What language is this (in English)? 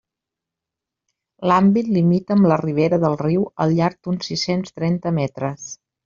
Catalan